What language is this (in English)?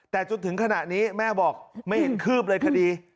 Thai